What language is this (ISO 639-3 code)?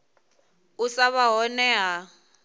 ven